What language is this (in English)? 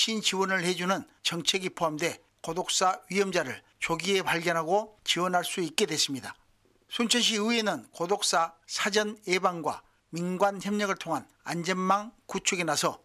Korean